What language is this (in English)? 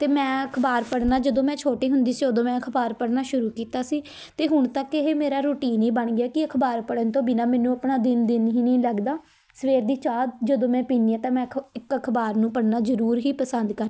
Punjabi